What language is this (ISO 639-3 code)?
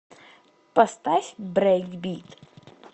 rus